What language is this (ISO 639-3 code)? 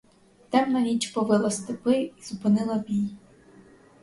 ukr